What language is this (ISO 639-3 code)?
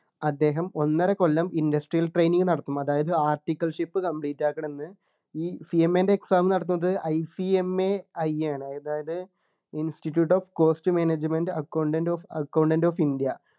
mal